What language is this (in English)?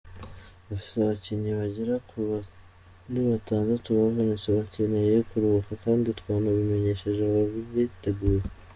Kinyarwanda